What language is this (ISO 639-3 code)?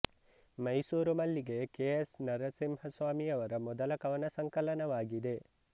kan